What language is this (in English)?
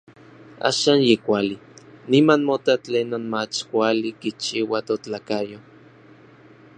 Orizaba Nahuatl